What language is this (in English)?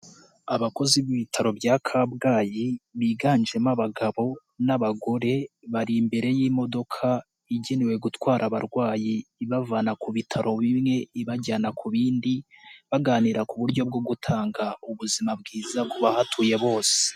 Kinyarwanda